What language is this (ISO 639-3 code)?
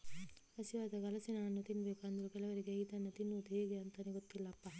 kan